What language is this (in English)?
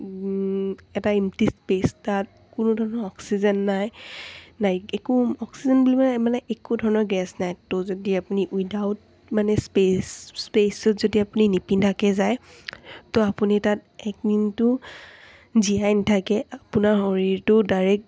Assamese